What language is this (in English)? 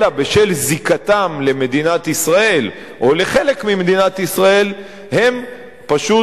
Hebrew